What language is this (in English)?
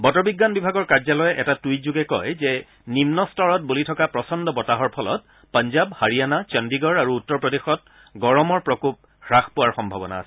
Assamese